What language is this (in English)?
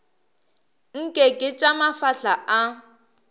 Northern Sotho